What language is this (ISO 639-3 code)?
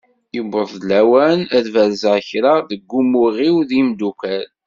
kab